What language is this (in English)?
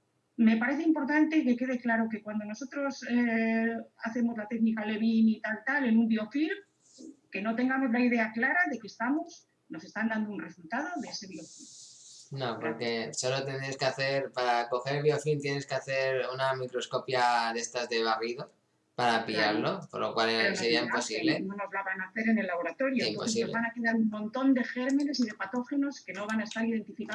Spanish